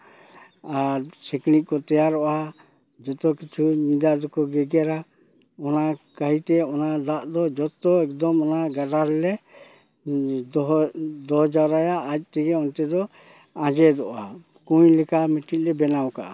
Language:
Santali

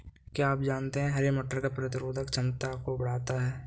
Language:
Hindi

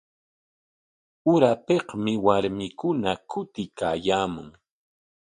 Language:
Corongo Ancash Quechua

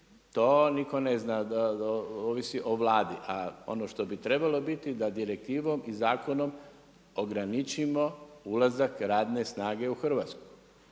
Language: Croatian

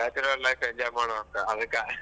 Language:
Kannada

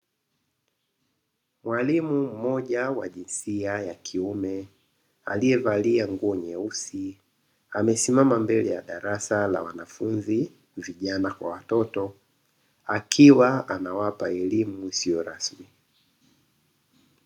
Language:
Swahili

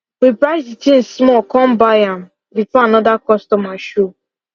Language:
Nigerian Pidgin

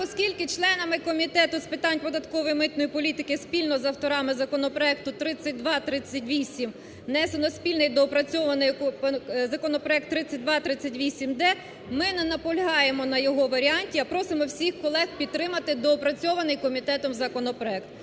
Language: Ukrainian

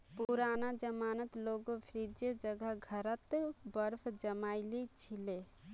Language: Magahi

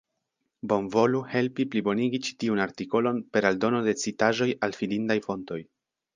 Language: Esperanto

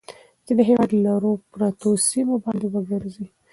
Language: Pashto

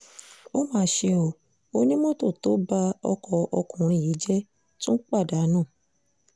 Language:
Yoruba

